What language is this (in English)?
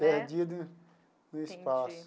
Portuguese